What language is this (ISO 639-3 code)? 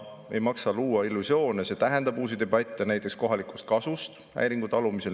est